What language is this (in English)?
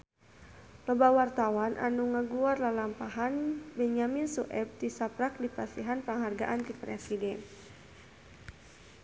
Sundanese